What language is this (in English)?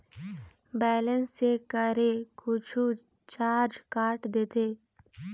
Chhattisgarhi